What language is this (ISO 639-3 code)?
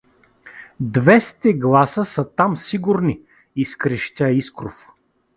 bul